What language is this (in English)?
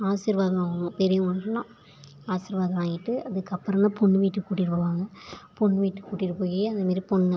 Tamil